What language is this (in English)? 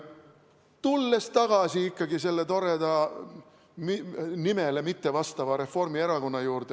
Estonian